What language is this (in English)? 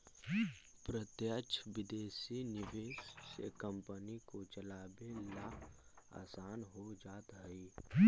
Magahi